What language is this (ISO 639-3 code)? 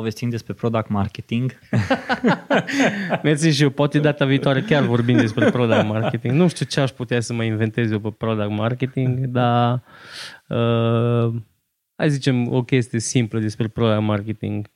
ron